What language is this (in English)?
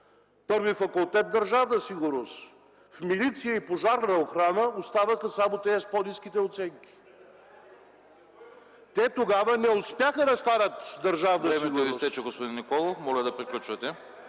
Bulgarian